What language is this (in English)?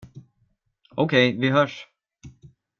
Swedish